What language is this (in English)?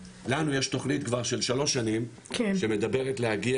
Hebrew